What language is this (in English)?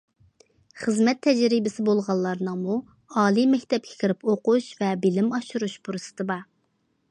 Uyghur